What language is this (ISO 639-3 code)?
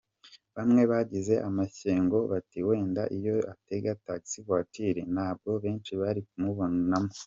kin